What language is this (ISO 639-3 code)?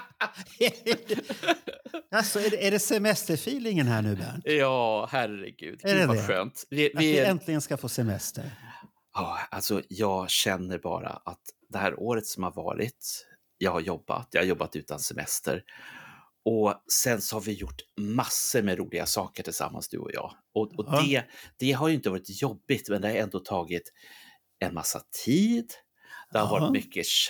swe